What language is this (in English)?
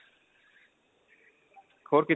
Punjabi